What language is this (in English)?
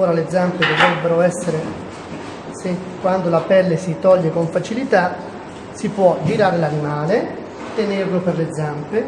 Italian